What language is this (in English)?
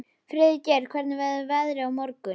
Icelandic